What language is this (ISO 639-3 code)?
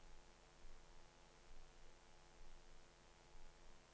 nor